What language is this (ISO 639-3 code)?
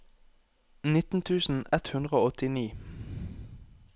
nor